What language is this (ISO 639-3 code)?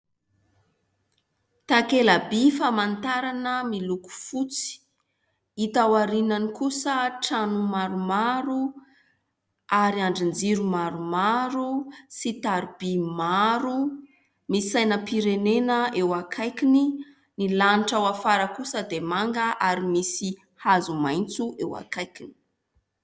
mlg